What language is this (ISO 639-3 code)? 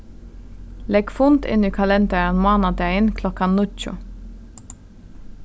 fao